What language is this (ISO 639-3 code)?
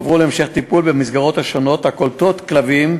heb